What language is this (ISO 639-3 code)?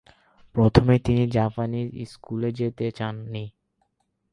ben